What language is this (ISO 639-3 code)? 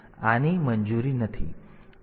guj